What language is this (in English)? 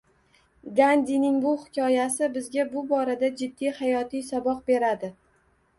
Uzbek